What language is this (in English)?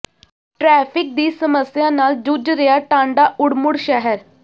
Punjabi